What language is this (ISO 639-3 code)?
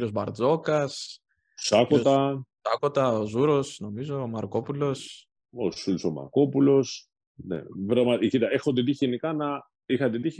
ell